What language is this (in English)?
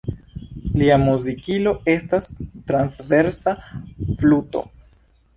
Esperanto